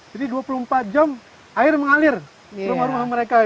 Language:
Indonesian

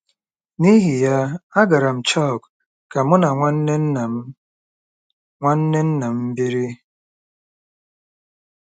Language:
Igbo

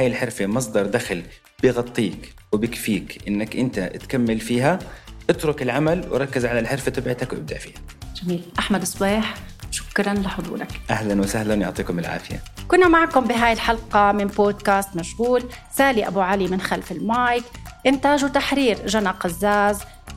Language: Arabic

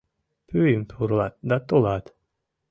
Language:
Mari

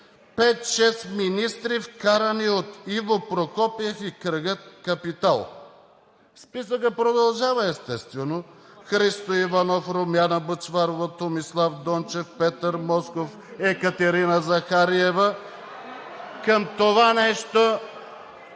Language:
Bulgarian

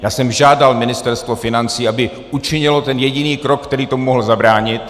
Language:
Czech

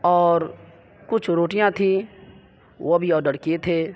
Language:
Urdu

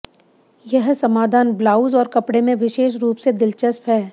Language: Hindi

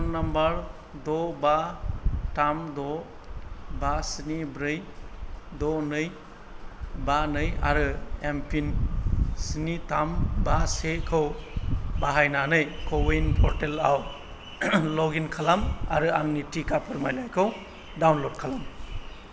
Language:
Bodo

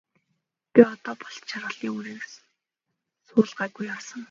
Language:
Mongolian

